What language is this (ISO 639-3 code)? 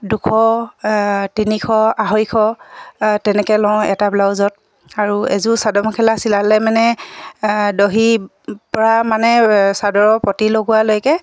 asm